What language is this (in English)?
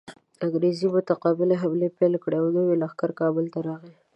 Pashto